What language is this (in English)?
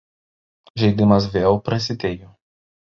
Lithuanian